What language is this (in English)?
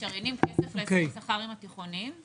Hebrew